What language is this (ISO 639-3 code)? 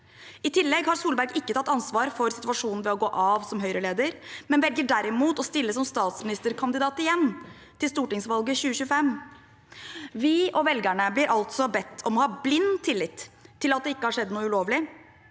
nor